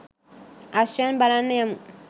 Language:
Sinhala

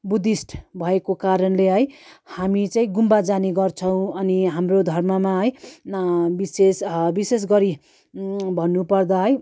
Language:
Nepali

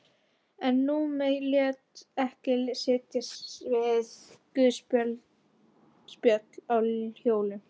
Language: Icelandic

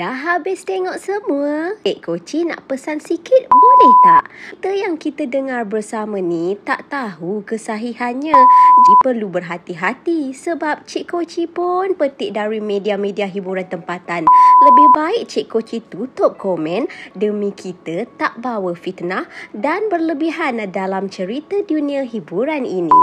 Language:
Malay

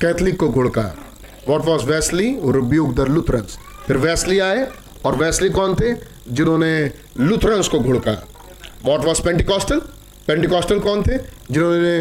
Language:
Hindi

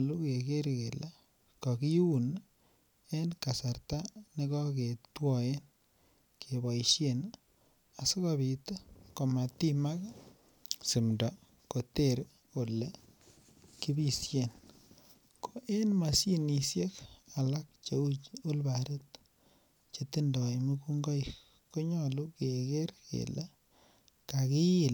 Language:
Kalenjin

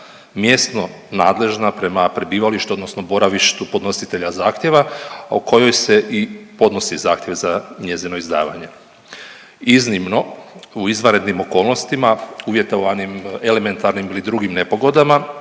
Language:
Croatian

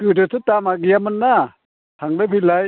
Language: Bodo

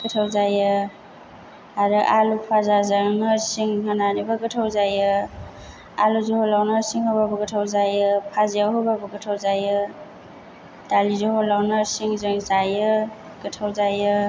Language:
Bodo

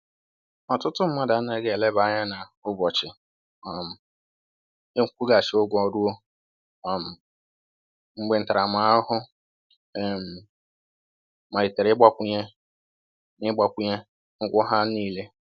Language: Igbo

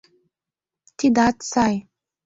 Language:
Mari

